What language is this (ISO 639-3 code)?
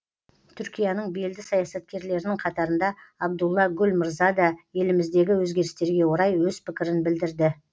kaz